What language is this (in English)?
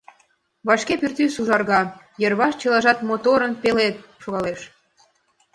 Mari